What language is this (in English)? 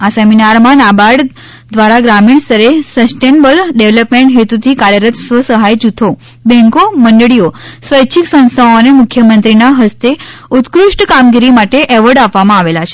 Gujarati